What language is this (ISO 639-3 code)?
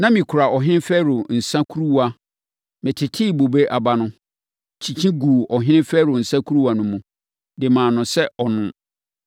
aka